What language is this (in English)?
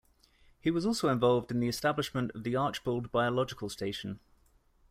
English